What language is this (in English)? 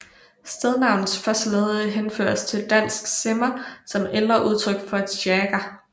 Danish